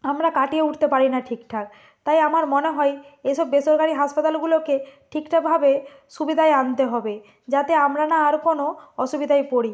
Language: Bangla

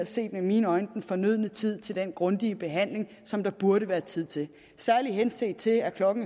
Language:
Danish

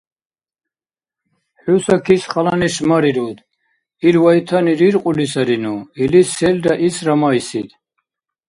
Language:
Dargwa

